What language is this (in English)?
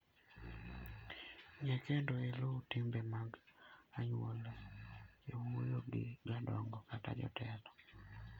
Luo (Kenya and Tanzania)